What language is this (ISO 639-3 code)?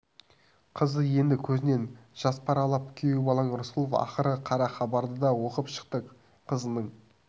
kaz